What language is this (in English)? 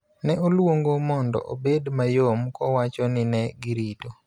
Luo (Kenya and Tanzania)